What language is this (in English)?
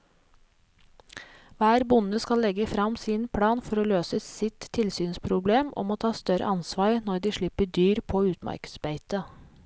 Norwegian